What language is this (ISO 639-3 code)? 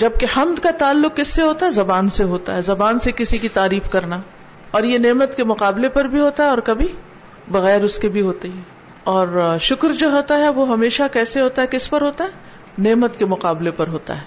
urd